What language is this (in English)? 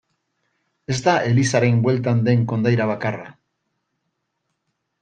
Basque